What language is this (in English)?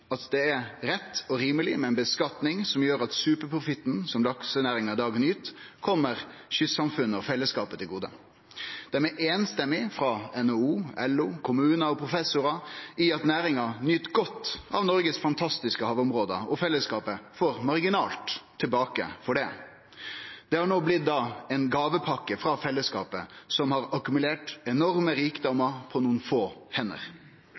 Norwegian Nynorsk